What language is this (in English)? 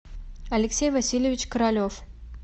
Russian